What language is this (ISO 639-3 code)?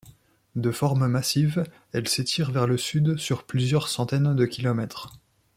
fra